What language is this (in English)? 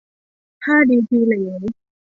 Thai